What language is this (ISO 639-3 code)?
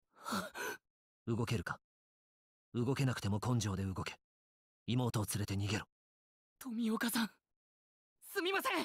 jpn